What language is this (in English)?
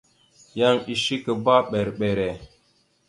Mada (Cameroon)